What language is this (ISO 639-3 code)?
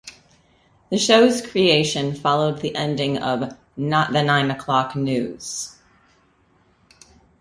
eng